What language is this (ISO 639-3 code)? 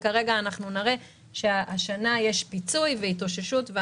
heb